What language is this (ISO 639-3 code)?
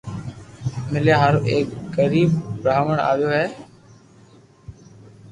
lrk